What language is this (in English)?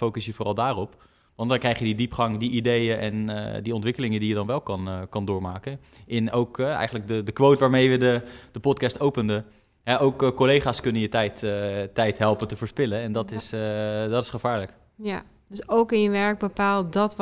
Dutch